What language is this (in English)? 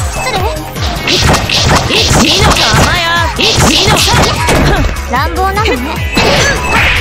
Japanese